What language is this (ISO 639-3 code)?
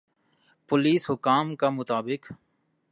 urd